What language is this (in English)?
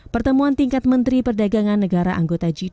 Indonesian